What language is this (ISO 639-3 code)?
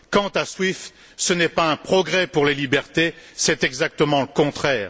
fra